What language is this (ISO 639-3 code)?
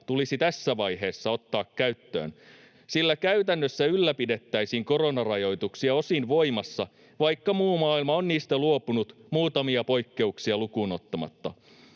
fin